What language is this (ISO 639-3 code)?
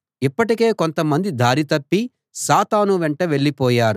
tel